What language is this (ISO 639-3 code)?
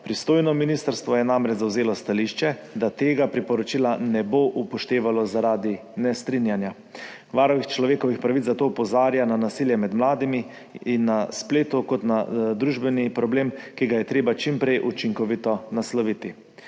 slv